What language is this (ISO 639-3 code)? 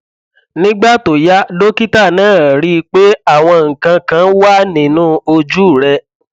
yor